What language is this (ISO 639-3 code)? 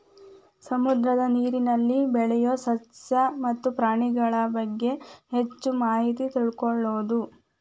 kan